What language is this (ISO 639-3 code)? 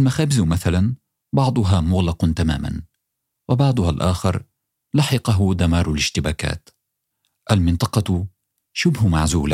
ara